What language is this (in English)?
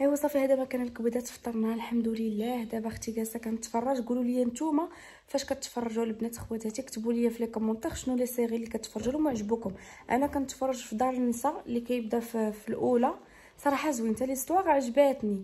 Arabic